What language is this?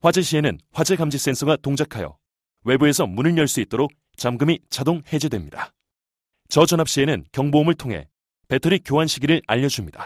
Korean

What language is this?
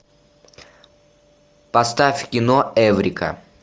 Russian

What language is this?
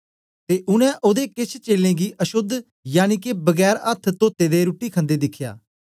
Dogri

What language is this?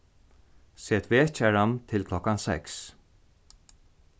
Faroese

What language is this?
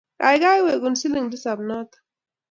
Kalenjin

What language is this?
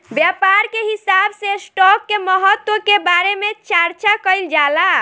Bhojpuri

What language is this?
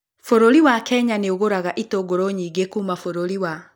Kikuyu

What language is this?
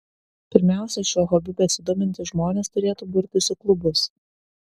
Lithuanian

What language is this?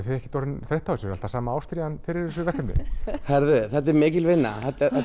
Icelandic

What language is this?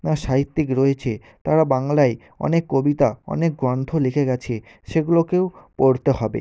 Bangla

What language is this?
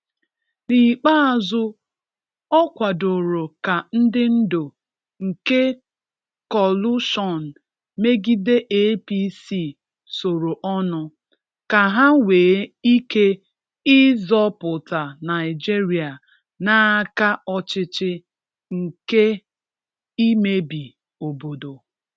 Igbo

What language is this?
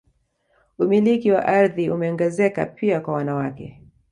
Swahili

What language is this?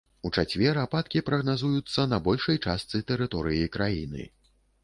Belarusian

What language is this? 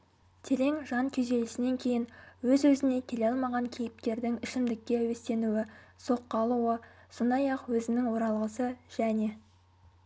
Kazakh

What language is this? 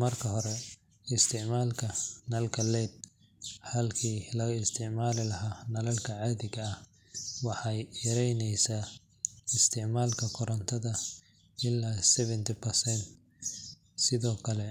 Somali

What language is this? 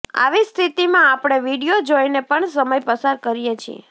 Gujarati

